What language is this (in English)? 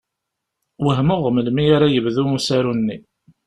Kabyle